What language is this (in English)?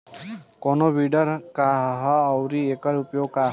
Bhojpuri